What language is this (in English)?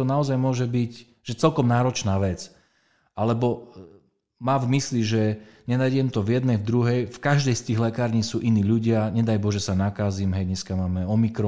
Slovak